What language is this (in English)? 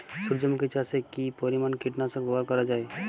Bangla